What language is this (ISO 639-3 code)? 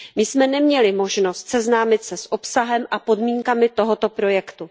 ces